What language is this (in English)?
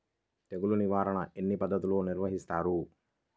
Telugu